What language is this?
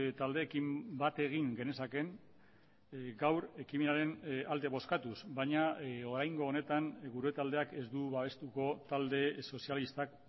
Basque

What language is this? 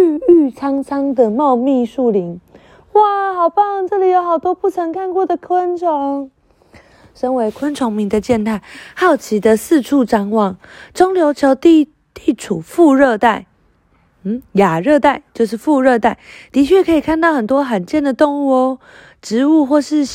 Chinese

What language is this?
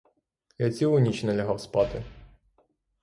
Ukrainian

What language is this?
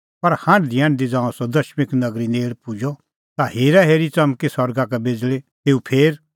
Kullu Pahari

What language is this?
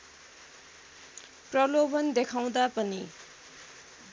Nepali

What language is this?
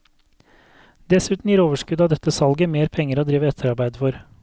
Norwegian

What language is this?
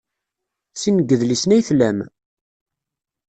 Kabyle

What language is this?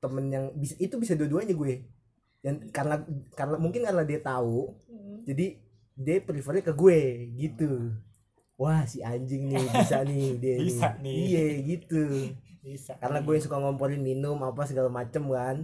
Indonesian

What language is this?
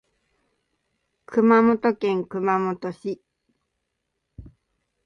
Japanese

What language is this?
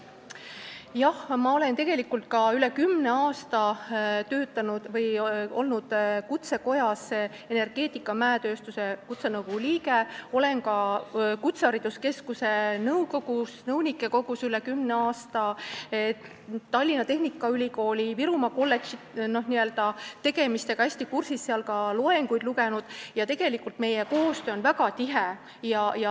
Estonian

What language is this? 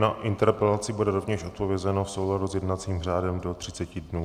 Czech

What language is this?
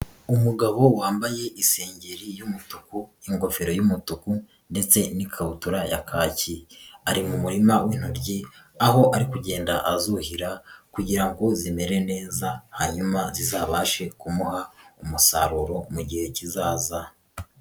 Kinyarwanda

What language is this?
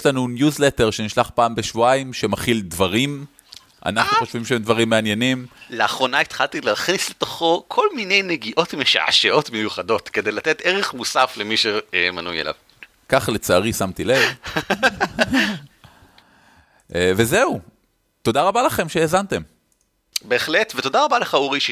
Hebrew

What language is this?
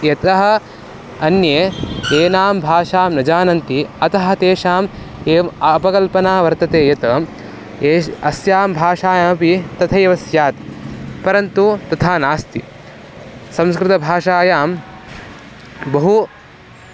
Sanskrit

